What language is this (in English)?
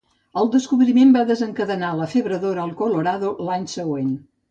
Catalan